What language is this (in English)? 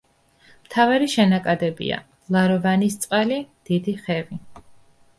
Georgian